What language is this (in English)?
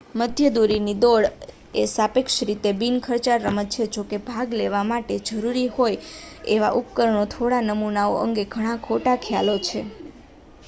Gujarati